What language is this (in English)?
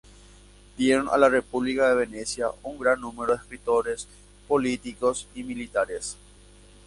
Spanish